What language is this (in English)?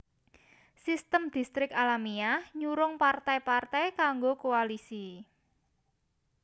Javanese